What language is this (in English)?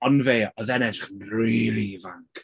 Welsh